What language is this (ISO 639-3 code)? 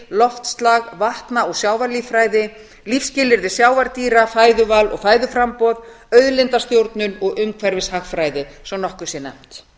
isl